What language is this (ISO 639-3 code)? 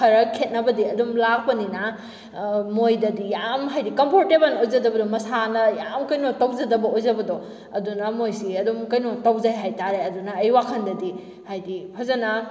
mni